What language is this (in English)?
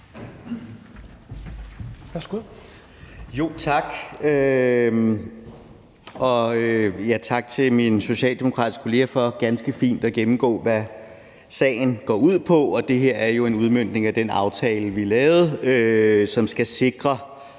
Danish